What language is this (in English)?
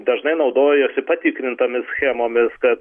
Lithuanian